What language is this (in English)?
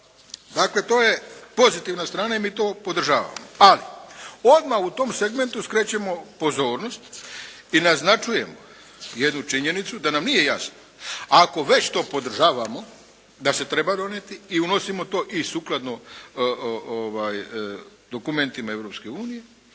Croatian